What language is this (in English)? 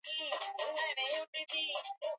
Swahili